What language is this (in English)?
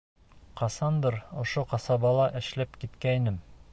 Bashkir